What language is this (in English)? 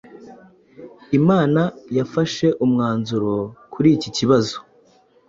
Kinyarwanda